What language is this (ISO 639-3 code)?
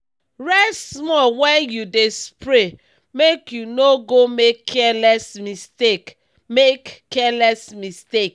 pcm